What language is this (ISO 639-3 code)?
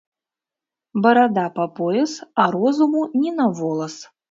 bel